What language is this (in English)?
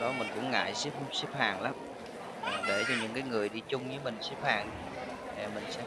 Vietnamese